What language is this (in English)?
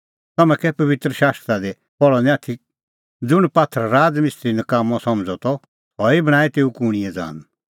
Kullu Pahari